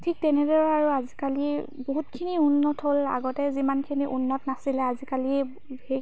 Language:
Assamese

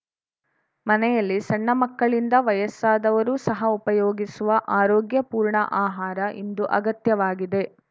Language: Kannada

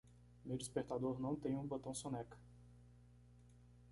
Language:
Portuguese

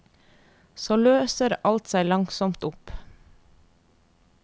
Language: Norwegian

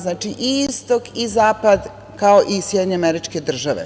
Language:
Serbian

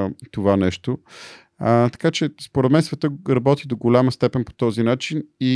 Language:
Bulgarian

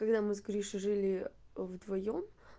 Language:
Russian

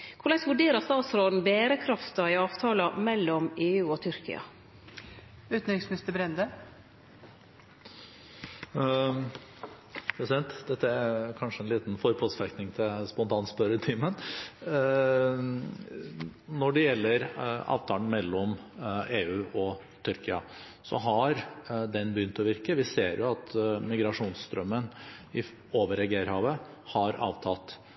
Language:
Norwegian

